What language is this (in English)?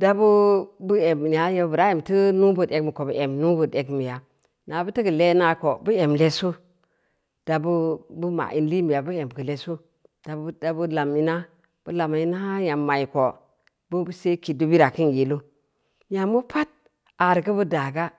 Samba Leko